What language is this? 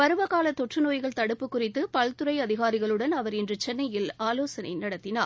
Tamil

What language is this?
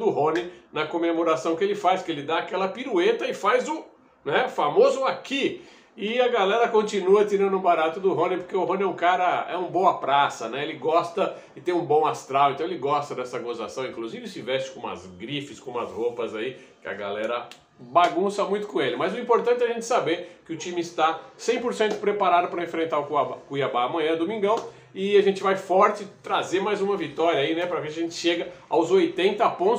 Portuguese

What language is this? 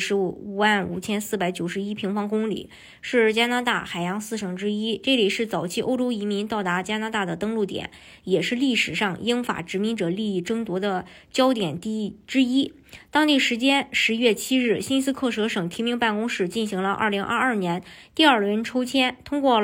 Chinese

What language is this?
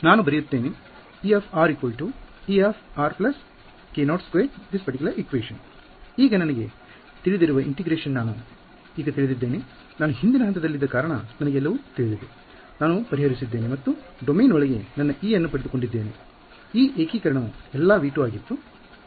Kannada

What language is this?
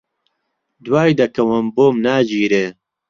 Central Kurdish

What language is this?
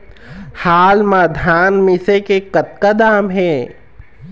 Chhattisgarhi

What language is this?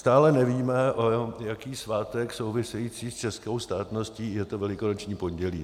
Czech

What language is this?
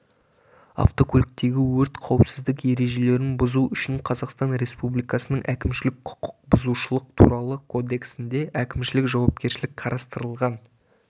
Kazakh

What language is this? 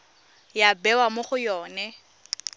Tswana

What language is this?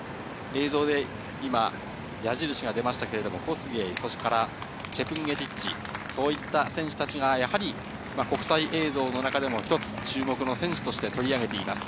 Japanese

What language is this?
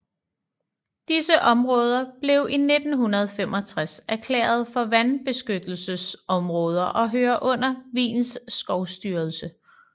Danish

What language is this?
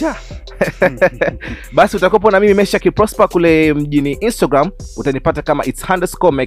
Swahili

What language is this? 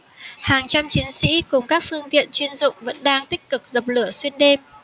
Vietnamese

